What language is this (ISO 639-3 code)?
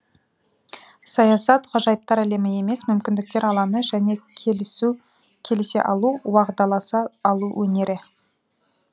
kaz